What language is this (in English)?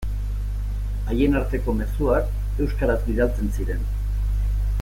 Basque